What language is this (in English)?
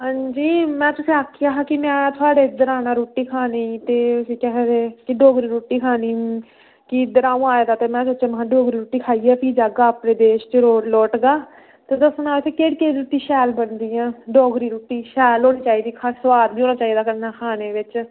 Dogri